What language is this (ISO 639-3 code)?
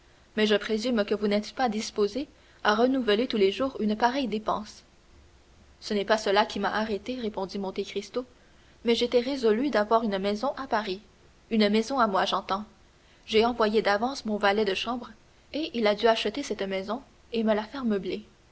fra